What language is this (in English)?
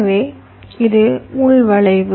Tamil